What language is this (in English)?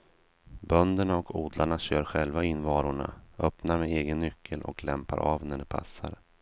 Swedish